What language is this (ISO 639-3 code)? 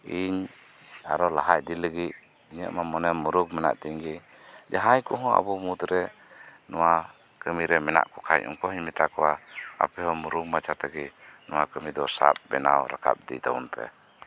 sat